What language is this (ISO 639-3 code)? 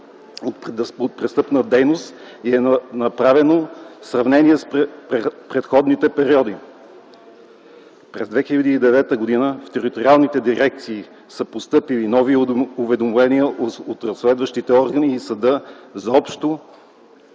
bul